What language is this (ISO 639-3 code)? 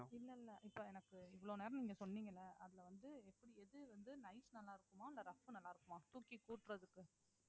tam